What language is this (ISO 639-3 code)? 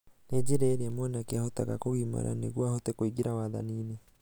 kik